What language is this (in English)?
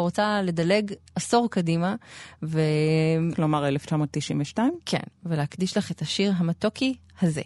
Hebrew